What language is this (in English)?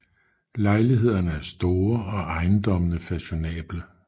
Danish